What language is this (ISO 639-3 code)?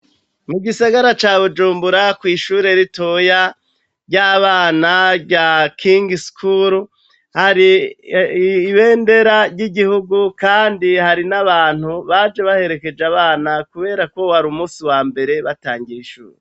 run